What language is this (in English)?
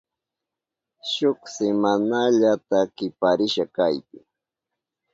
Southern Pastaza Quechua